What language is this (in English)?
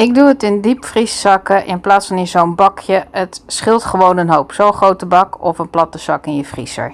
Dutch